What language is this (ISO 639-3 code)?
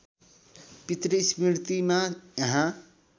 nep